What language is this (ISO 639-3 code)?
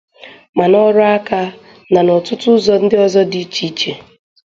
ibo